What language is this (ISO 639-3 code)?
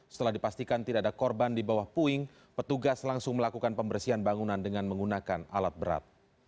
ind